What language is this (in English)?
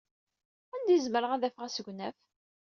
Kabyle